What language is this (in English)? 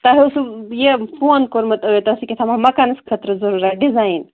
Kashmiri